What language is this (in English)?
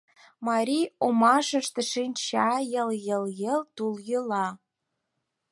Mari